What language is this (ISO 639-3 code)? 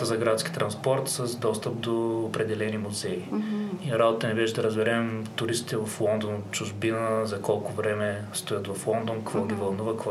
bul